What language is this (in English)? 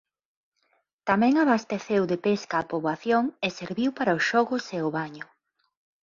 Galician